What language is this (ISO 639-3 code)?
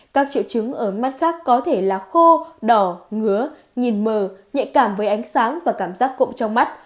vie